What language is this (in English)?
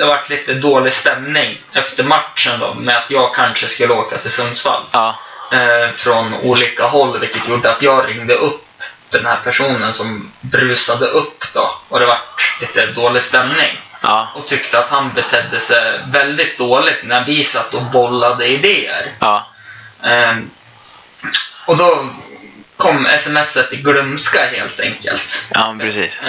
Swedish